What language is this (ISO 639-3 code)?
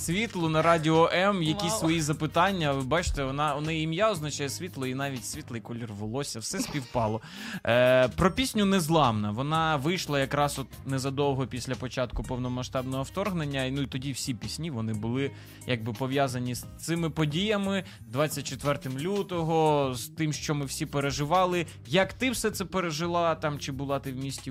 ukr